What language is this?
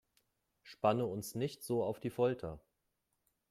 German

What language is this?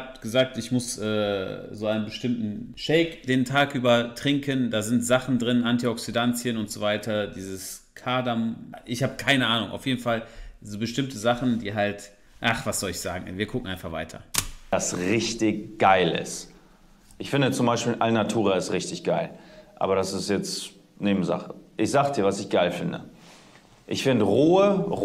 German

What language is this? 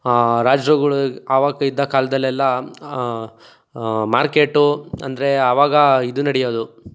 Kannada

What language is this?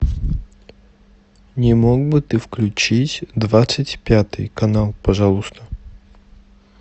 Russian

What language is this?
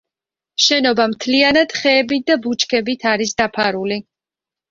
Georgian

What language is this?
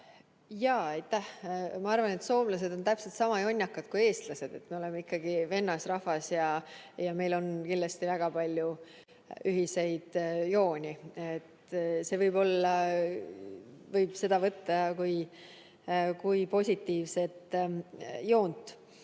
Estonian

